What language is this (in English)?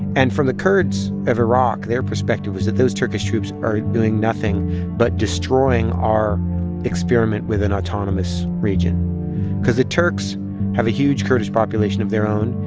English